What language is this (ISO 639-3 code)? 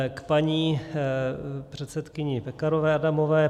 ces